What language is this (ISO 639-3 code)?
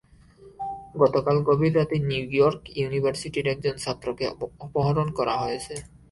ben